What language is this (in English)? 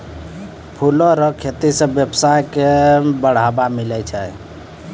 Maithili